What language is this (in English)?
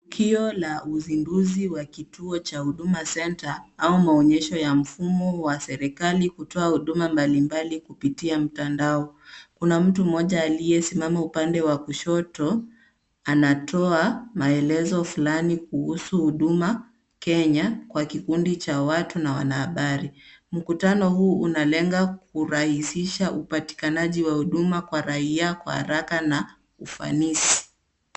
Swahili